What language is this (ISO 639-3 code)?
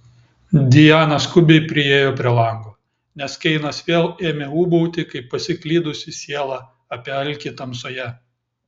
lit